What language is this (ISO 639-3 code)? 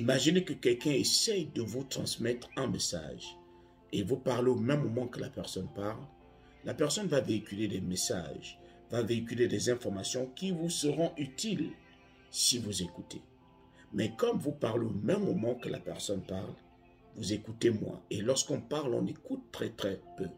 fra